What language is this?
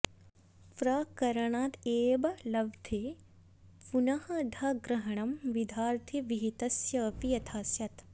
Sanskrit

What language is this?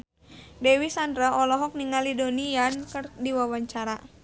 Sundanese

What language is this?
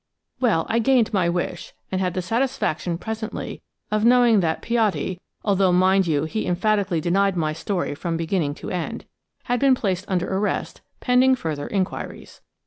English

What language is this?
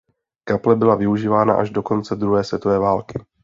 Czech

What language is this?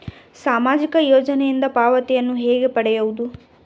Kannada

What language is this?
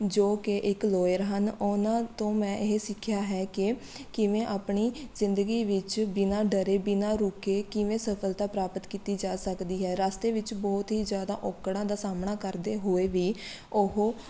Punjabi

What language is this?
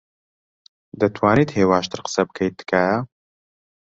Central Kurdish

